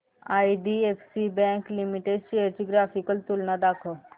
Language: Marathi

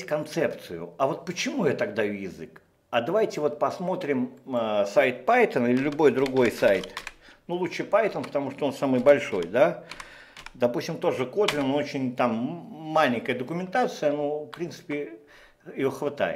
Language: Russian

